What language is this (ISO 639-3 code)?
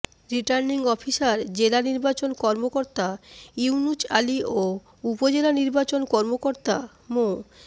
ben